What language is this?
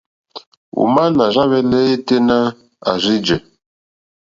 Mokpwe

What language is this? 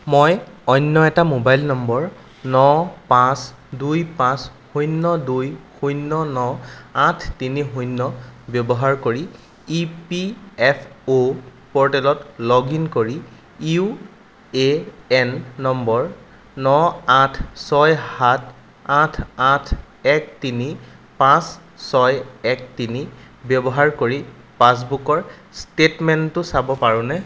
Assamese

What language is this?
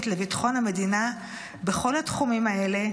Hebrew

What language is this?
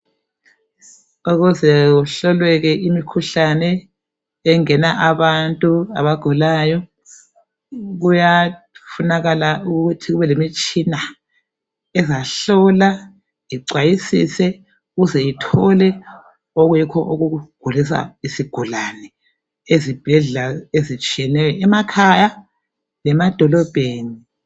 North Ndebele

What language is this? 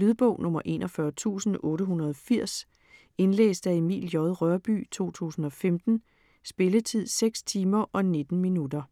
Danish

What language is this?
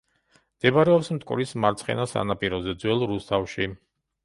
Georgian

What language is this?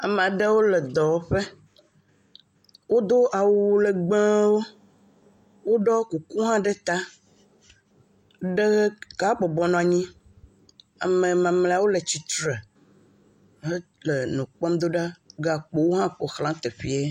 Ewe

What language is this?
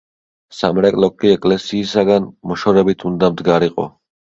Georgian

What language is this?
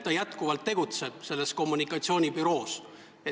Estonian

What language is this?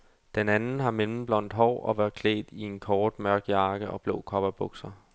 Danish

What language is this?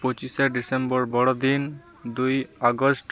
Santali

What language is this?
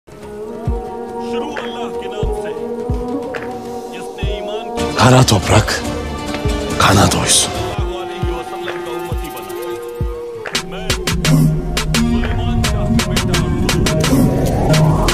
Turkish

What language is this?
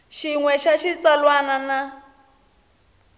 Tsonga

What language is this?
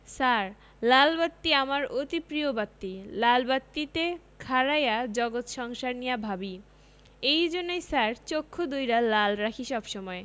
Bangla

